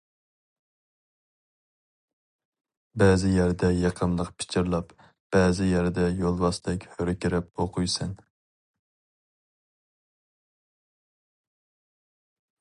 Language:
Uyghur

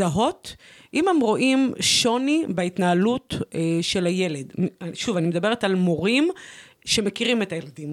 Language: Hebrew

